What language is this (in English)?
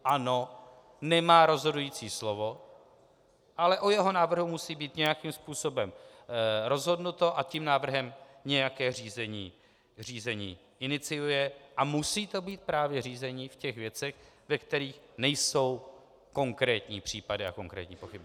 Czech